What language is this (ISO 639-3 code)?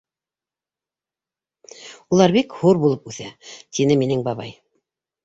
bak